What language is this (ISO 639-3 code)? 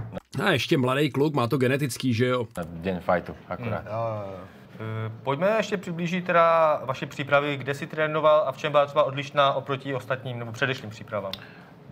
ces